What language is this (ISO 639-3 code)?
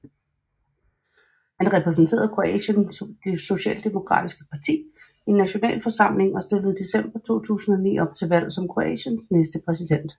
dan